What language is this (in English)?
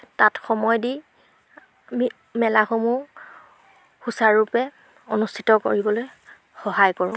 Assamese